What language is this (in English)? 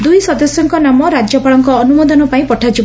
Odia